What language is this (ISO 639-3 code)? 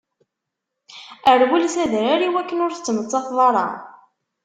kab